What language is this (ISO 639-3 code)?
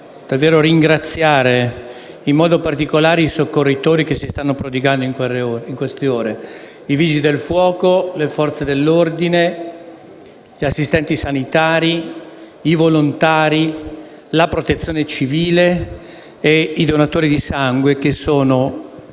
ita